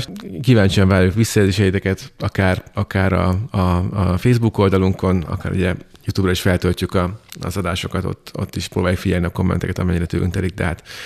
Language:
Hungarian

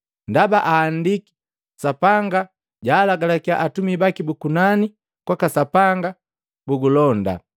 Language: Matengo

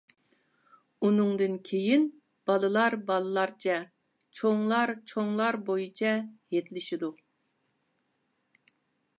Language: Uyghur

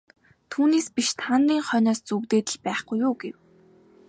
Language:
Mongolian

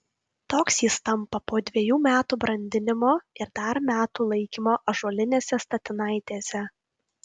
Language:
Lithuanian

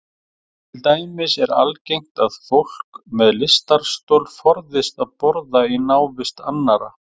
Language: Icelandic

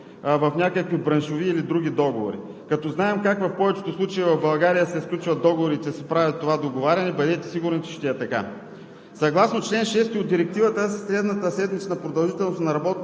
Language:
Bulgarian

